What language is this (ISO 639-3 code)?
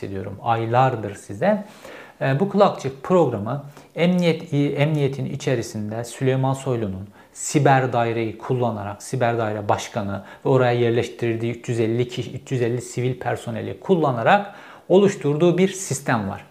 tur